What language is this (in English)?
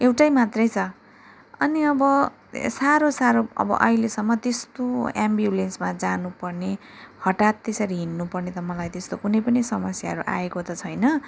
Nepali